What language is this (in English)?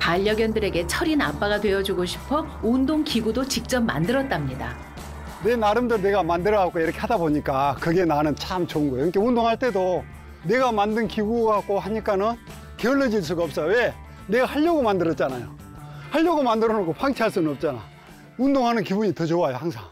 Korean